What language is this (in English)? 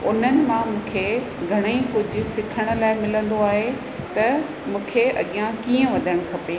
Sindhi